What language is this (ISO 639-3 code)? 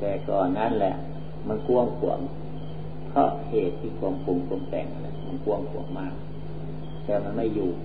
tha